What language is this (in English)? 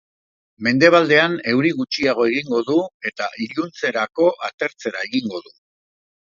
Basque